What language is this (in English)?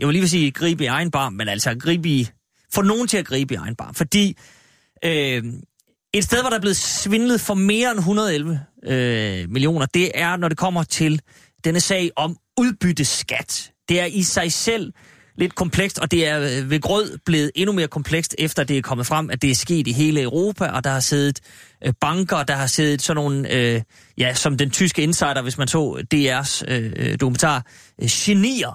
Danish